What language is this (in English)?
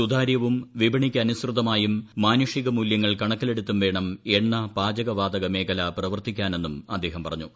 Malayalam